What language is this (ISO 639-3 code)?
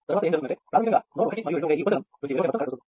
tel